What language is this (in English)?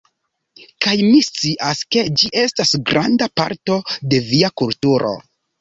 Esperanto